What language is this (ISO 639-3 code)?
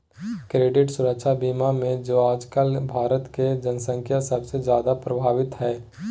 mag